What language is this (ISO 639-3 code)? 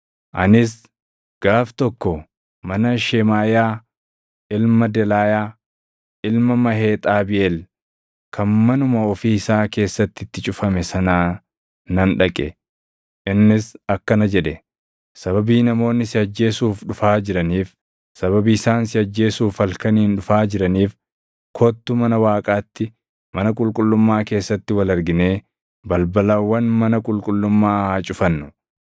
orm